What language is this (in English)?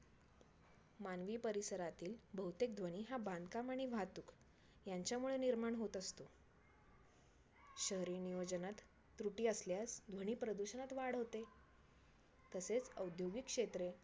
Marathi